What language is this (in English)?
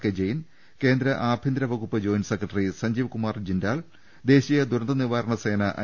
Malayalam